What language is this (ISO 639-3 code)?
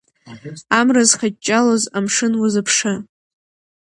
abk